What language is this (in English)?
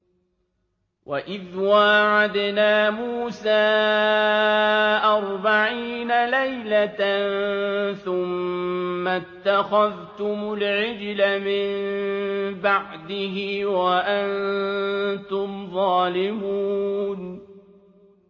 Arabic